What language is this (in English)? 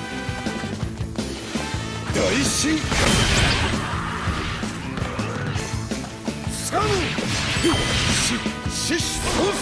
Japanese